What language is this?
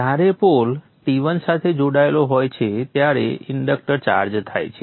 Gujarati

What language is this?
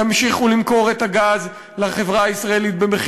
Hebrew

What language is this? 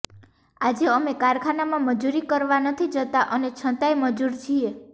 Gujarati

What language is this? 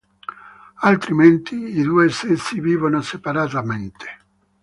Italian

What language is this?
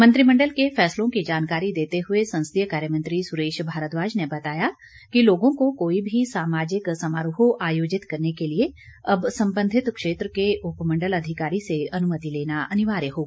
Hindi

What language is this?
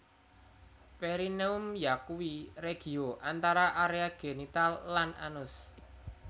Javanese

